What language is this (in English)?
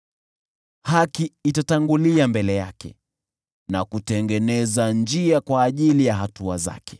Swahili